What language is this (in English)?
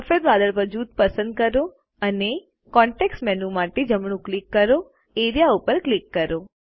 Gujarati